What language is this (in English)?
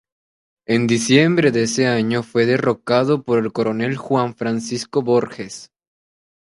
Spanish